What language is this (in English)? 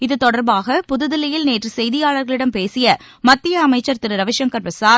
Tamil